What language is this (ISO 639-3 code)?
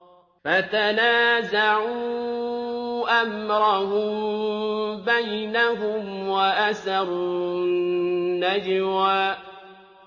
ara